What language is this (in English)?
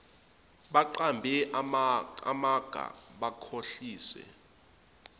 Zulu